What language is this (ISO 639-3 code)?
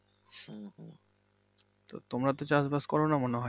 ben